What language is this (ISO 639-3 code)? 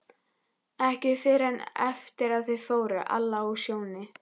isl